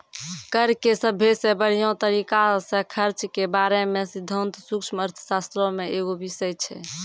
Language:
Maithili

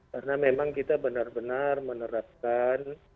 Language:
Indonesian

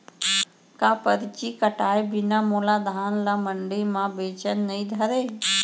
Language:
Chhattisgarhi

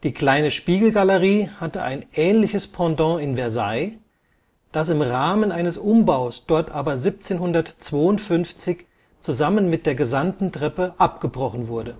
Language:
German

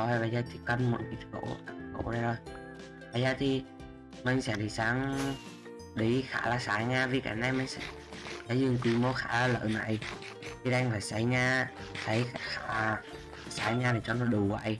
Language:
Vietnamese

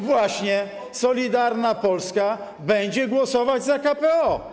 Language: Polish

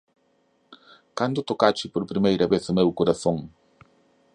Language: Galician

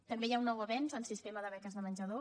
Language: Catalan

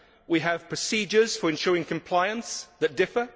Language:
English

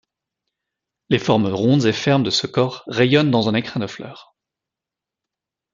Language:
French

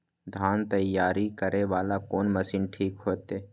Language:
Maithili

